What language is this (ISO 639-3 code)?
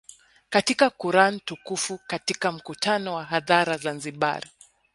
swa